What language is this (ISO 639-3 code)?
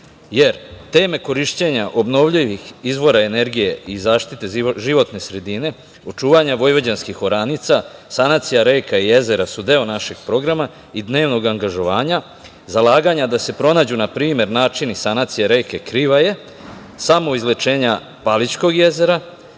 srp